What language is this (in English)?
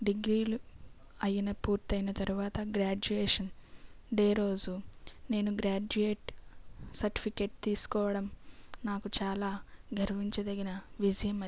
Telugu